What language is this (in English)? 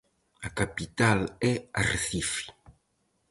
Galician